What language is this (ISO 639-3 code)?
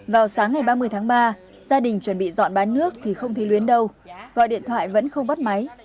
vie